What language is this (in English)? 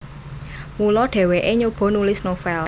Javanese